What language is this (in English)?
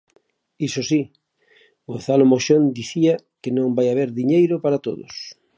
Galician